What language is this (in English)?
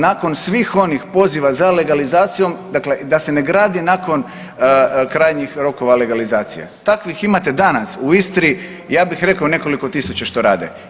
Croatian